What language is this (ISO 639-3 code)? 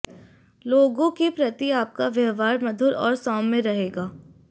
hin